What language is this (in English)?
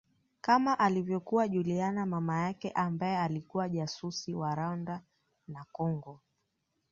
Swahili